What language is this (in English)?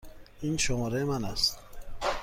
Persian